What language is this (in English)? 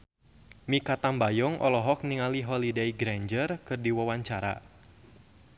Sundanese